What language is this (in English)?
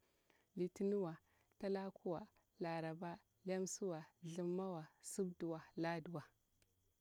Bura-Pabir